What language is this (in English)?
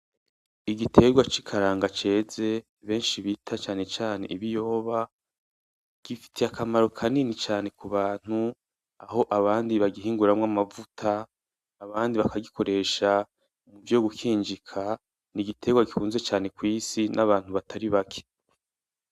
Rundi